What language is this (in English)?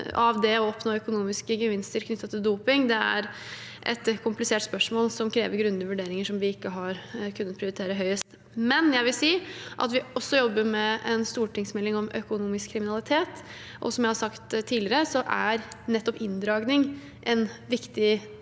Norwegian